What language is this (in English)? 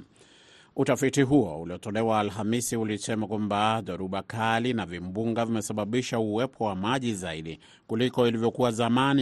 Swahili